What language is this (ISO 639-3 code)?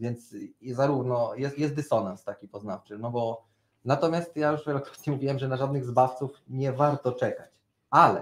pol